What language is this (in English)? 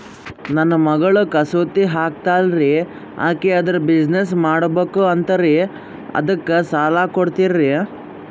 Kannada